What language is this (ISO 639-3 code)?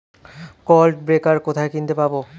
ben